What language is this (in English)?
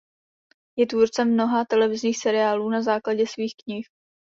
Czech